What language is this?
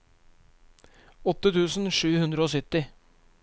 Norwegian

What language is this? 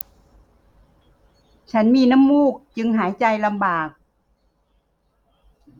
Thai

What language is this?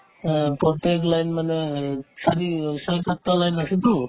Assamese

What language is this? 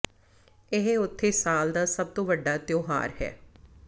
Punjabi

